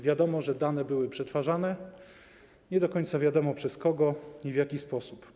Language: Polish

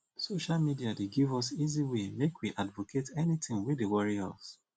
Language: Nigerian Pidgin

